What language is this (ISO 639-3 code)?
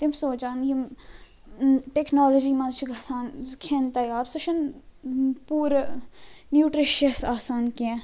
kas